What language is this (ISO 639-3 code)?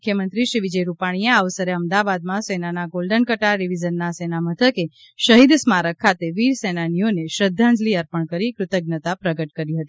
guj